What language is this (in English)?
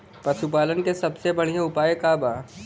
Bhojpuri